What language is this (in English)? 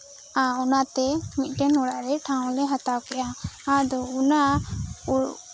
Santali